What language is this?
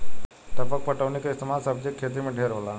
Bhojpuri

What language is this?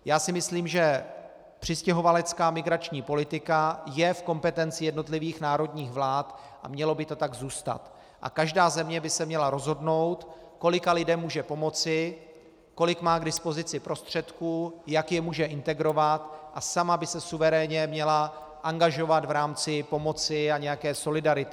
Czech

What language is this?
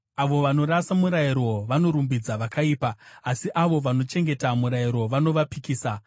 Shona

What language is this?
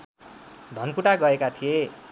Nepali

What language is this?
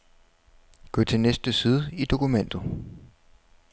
Danish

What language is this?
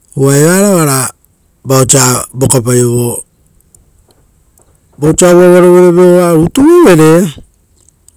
Rotokas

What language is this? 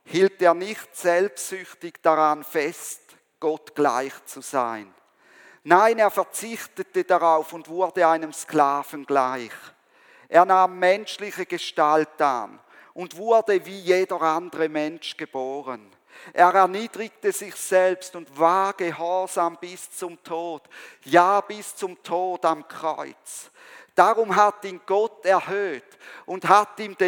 German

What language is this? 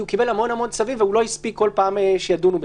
Hebrew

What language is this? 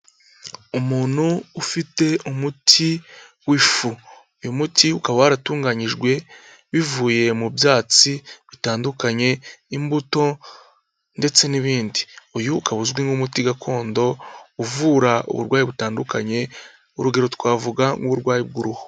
Kinyarwanda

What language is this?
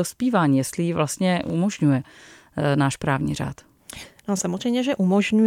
Czech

